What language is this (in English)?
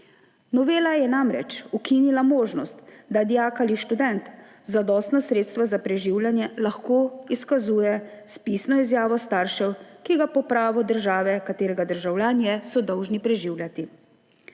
Slovenian